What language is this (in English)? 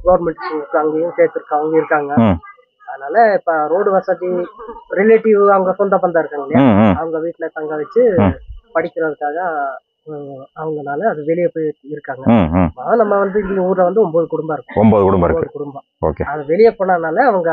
Tamil